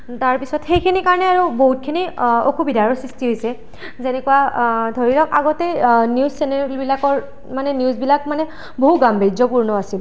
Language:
Assamese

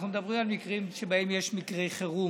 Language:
Hebrew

